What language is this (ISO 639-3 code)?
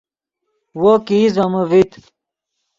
ydg